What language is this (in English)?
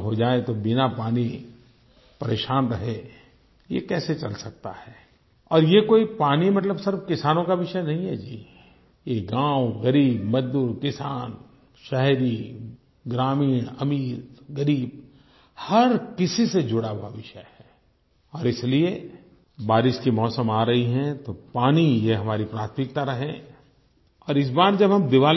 Hindi